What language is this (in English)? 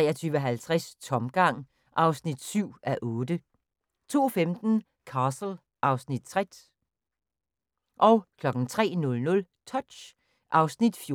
Danish